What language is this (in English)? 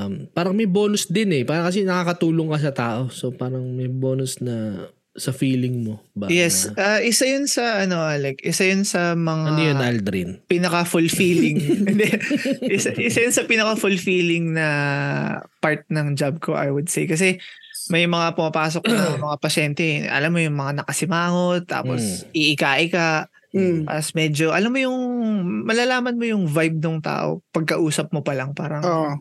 Filipino